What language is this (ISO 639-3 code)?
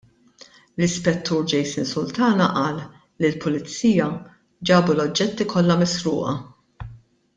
mlt